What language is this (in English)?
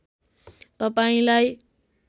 Nepali